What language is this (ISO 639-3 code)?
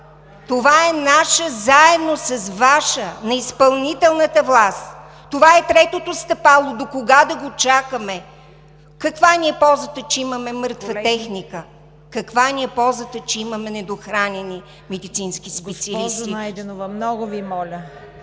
bul